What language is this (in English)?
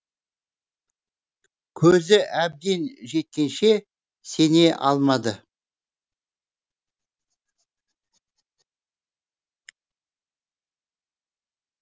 Kazakh